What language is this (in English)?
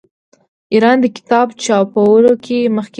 Pashto